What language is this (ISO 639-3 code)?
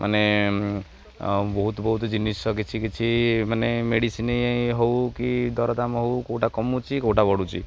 ori